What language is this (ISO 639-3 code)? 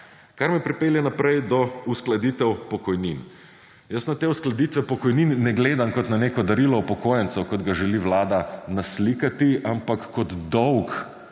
slv